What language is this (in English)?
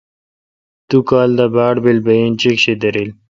Kalkoti